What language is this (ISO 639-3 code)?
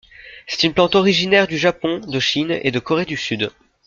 fra